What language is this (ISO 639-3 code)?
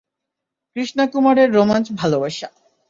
ben